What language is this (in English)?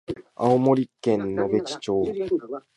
Japanese